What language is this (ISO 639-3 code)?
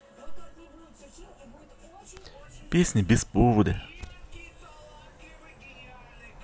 rus